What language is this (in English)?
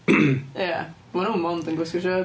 Welsh